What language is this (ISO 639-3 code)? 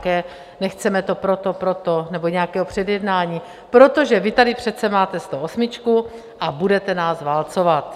ces